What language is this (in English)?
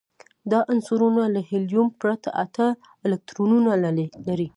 Pashto